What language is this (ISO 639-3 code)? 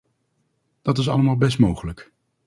nld